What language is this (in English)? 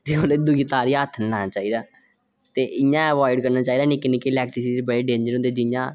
Dogri